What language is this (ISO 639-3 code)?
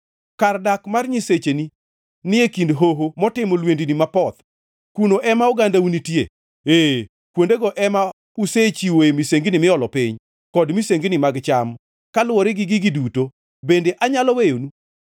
luo